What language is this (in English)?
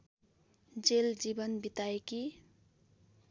Nepali